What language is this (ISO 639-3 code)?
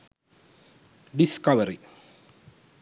sin